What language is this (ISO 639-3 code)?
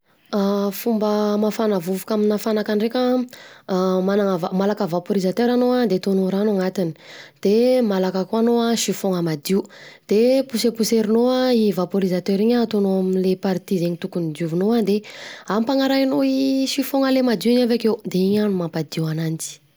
bzc